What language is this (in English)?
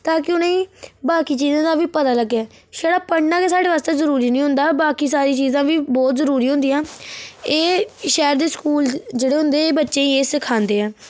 Dogri